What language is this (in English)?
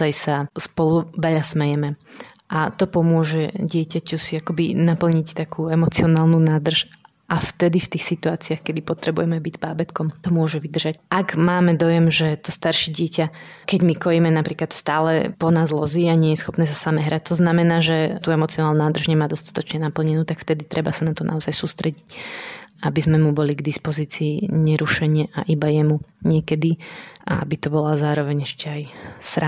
Slovak